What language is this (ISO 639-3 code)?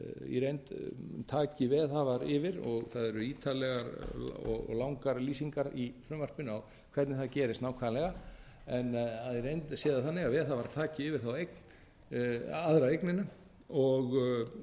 isl